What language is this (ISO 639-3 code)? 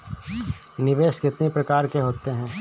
hin